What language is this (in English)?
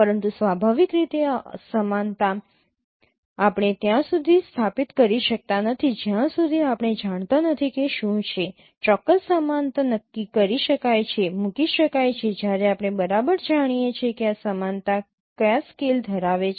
Gujarati